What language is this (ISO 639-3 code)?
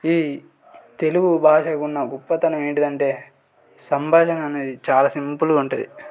tel